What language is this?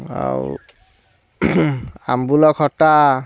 Odia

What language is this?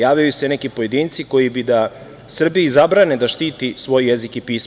Serbian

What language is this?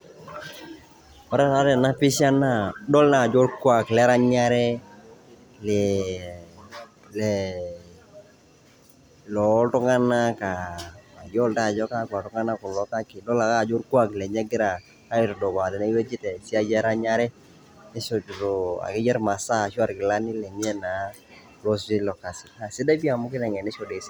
Masai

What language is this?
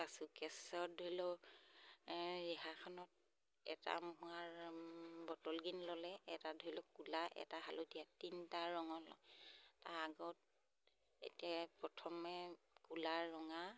Assamese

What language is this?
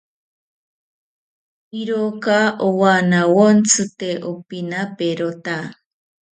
South Ucayali Ashéninka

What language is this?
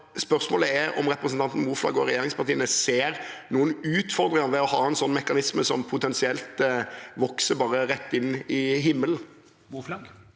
Norwegian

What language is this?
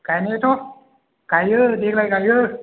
Bodo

